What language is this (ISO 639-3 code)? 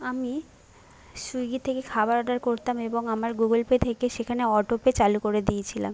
ben